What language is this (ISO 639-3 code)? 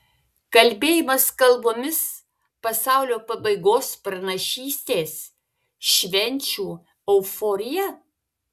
lit